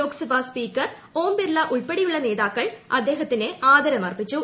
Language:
Malayalam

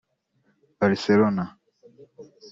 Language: Kinyarwanda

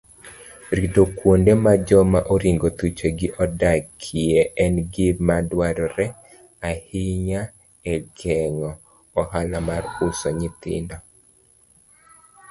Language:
Luo (Kenya and Tanzania)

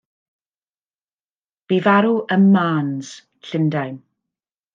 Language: Welsh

